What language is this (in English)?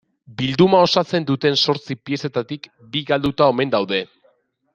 Basque